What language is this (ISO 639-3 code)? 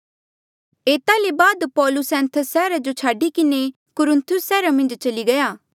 mjl